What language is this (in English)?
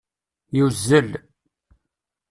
Kabyle